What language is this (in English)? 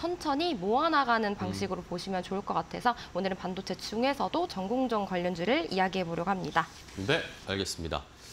Korean